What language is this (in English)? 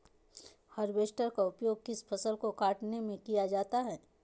Magahi